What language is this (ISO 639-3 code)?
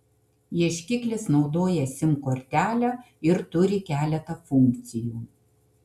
lit